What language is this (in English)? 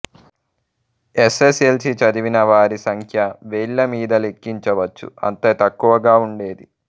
Telugu